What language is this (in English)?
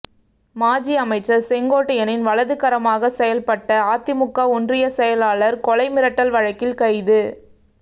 Tamil